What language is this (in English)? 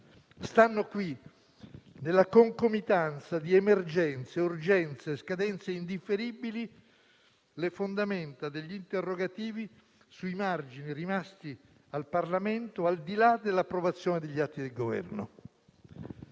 Italian